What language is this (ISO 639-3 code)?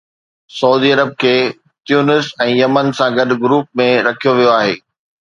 snd